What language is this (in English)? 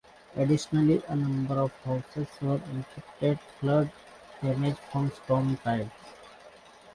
English